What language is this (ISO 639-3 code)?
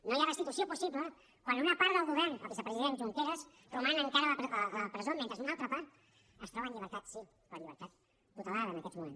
cat